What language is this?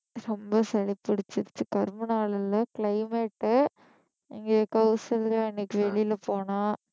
Tamil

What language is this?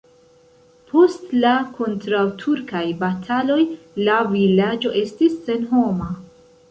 Esperanto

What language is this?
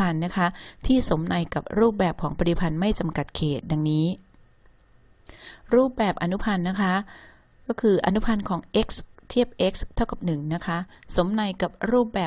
Thai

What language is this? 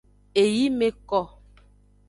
Aja (Benin)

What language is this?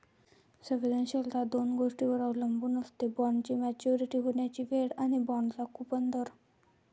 Marathi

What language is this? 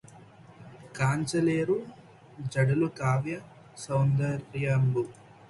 Telugu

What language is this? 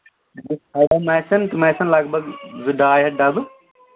Kashmiri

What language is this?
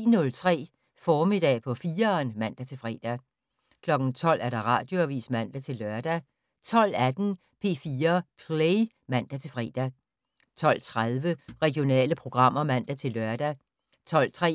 Danish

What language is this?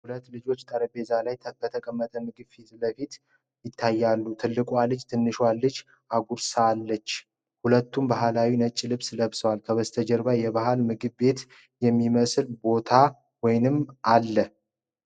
Amharic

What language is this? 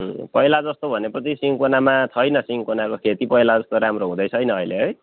Nepali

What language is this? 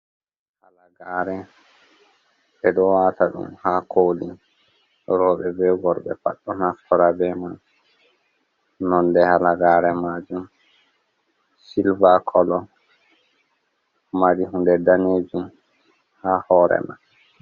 Fula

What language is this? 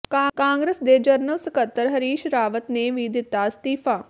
Punjabi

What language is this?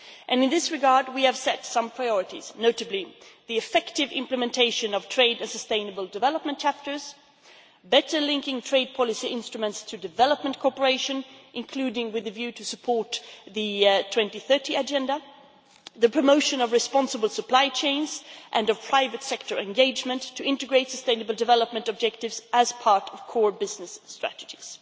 English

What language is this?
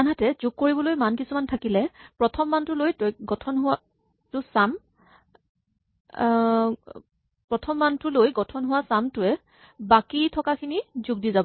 Assamese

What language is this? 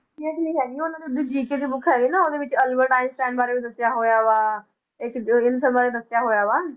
Punjabi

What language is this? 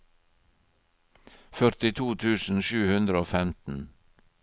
Norwegian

